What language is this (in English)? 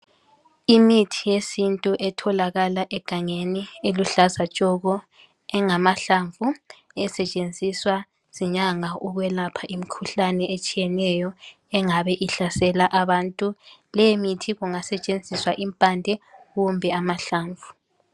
North Ndebele